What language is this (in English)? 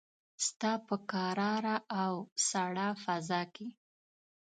Pashto